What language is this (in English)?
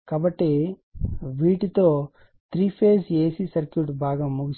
Telugu